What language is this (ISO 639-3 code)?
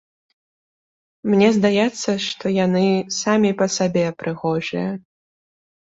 bel